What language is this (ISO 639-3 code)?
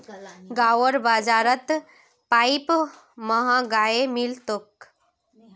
mag